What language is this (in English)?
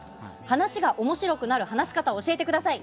Japanese